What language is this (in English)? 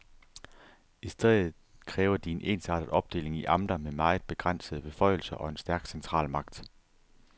Danish